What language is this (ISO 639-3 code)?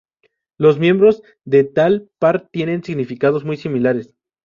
spa